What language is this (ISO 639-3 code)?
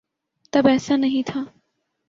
urd